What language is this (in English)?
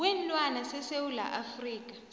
South Ndebele